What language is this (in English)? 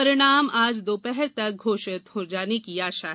Hindi